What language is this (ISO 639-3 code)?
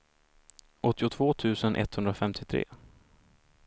swe